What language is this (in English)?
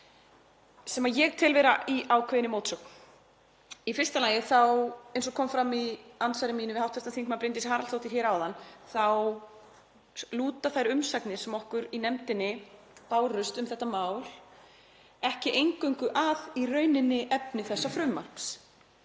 Icelandic